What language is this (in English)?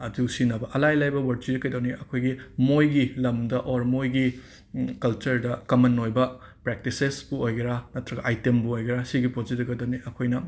Manipuri